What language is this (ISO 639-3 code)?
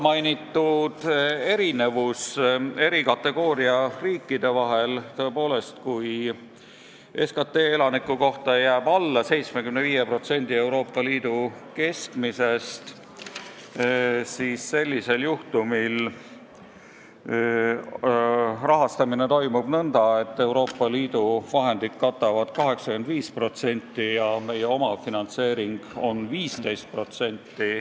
est